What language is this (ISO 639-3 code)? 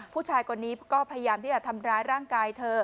tha